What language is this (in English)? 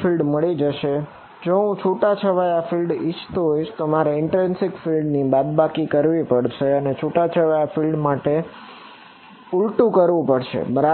Gujarati